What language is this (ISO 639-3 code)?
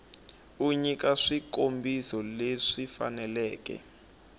tso